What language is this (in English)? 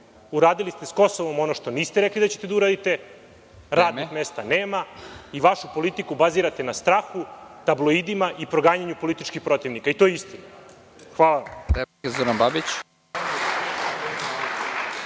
Serbian